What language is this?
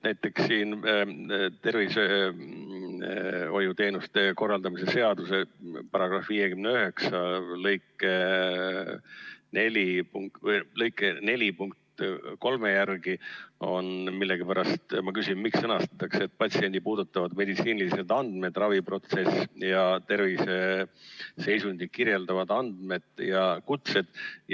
Estonian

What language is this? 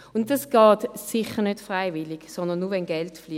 Swiss German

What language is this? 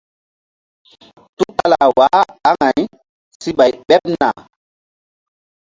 Mbum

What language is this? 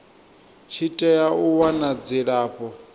Venda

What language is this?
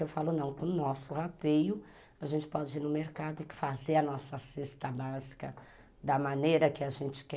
Portuguese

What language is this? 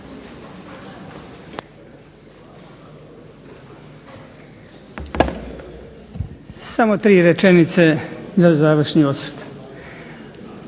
Croatian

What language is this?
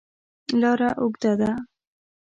Pashto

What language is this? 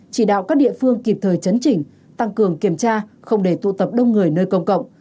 Vietnamese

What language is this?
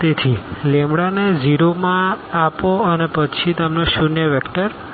Gujarati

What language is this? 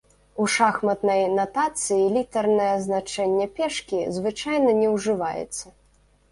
Belarusian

